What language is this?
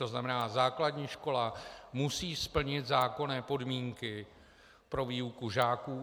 Czech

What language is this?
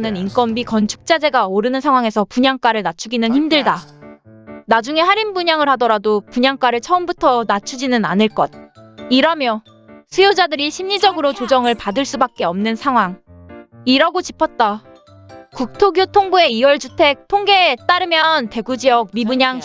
Korean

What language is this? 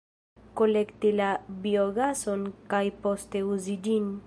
Esperanto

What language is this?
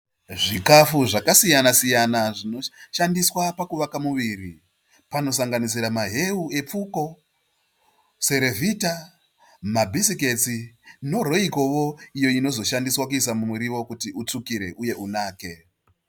Shona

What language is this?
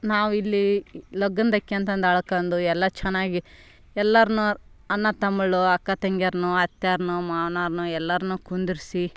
Kannada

